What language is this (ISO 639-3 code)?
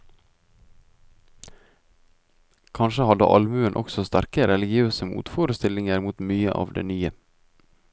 nor